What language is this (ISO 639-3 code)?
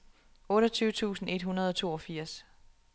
dan